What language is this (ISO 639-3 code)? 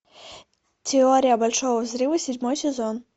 rus